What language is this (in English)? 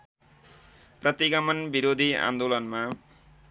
Nepali